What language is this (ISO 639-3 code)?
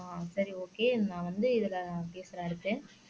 tam